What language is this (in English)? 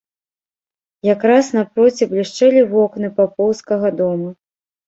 Belarusian